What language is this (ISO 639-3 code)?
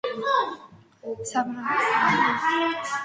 kat